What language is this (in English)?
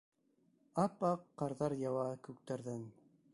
Bashkir